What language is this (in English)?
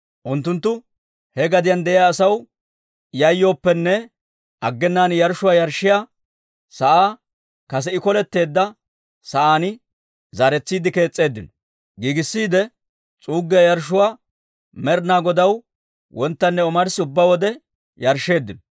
Dawro